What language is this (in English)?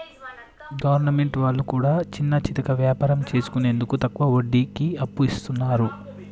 Telugu